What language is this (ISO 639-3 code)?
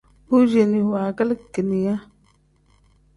kdh